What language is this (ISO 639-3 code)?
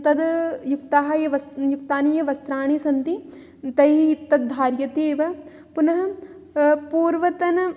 san